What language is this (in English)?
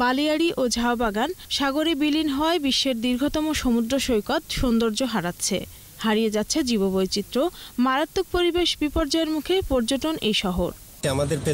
Hindi